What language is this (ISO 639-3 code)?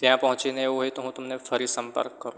guj